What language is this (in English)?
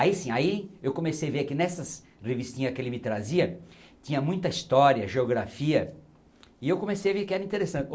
Portuguese